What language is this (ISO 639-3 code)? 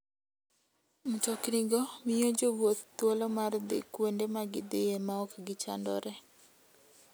luo